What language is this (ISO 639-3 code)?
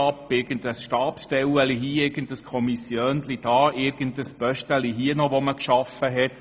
gsw